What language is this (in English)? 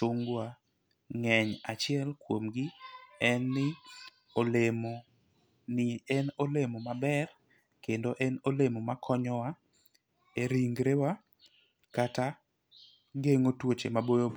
Luo (Kenya and Tanzania)